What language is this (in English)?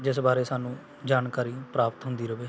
Punjabi